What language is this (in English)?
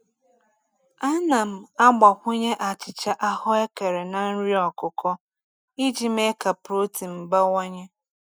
Igbo